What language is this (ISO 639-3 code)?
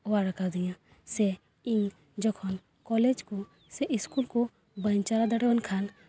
sat